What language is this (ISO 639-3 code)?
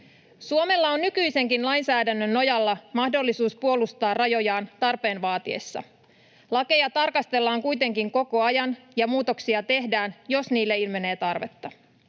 fin